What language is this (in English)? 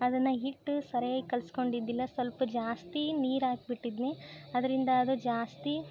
Kannada